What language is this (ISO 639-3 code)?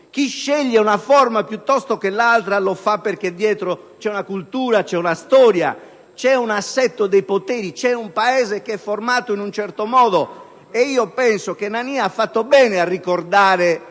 ita